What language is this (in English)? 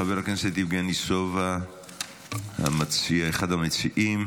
Hebrew